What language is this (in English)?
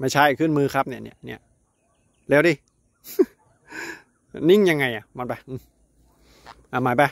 Thai